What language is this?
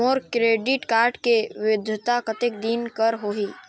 Chhattisgarhi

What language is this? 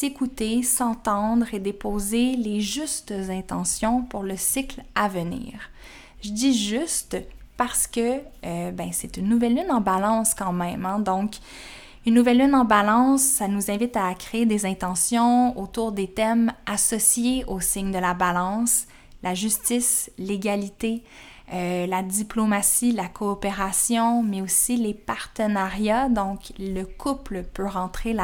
French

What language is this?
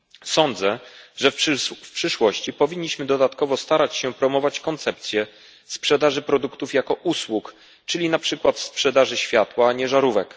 Polish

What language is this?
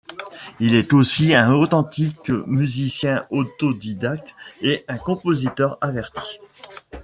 French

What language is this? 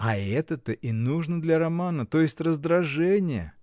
Russian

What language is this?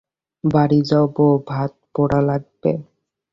Bangla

